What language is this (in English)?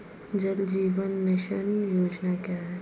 Hindi